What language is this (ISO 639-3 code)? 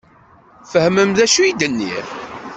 kab